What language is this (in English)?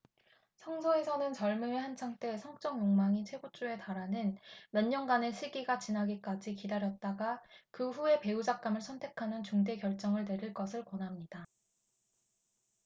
Korean